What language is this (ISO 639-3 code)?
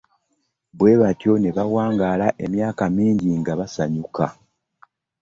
lug